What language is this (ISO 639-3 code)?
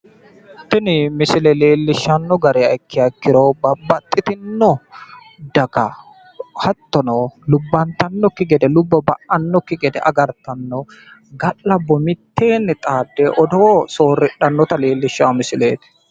sid